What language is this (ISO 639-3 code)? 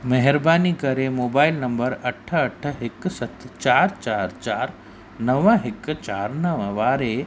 snd